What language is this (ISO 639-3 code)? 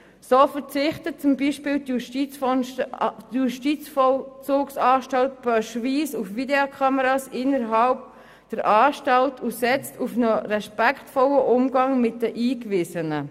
gsw